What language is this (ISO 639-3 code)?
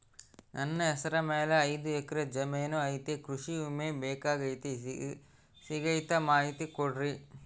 kan